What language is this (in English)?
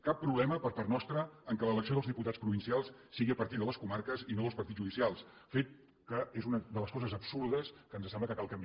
Catalan